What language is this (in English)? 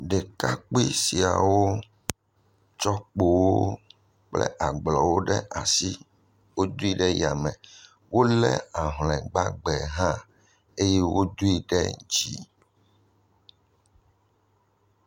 Ewe